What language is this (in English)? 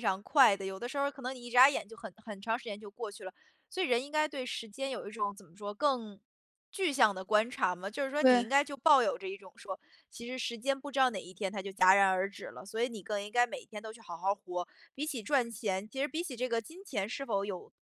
Chinese